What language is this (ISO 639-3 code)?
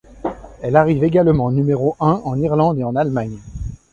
fra